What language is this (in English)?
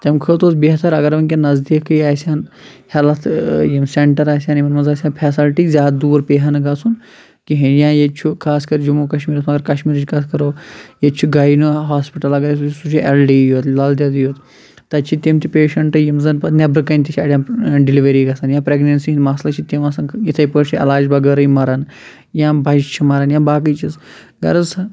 Kashmiri